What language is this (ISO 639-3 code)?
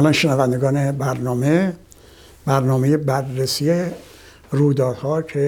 fas